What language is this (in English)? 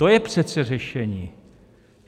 Czech